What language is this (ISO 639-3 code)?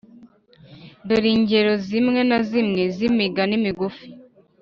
kin